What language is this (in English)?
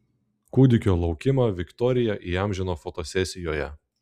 Lithuanian